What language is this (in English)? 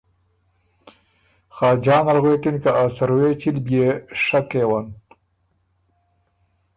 Ormuri